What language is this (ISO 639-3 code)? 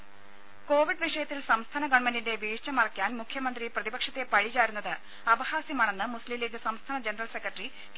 mal